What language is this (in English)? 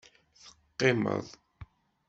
Kabyle